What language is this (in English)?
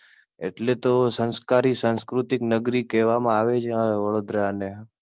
Gujarati